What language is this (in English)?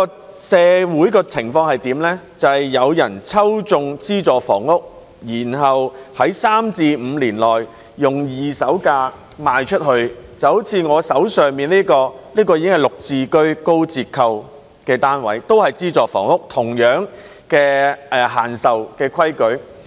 Cantonese